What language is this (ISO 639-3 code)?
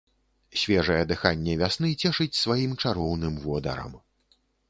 bel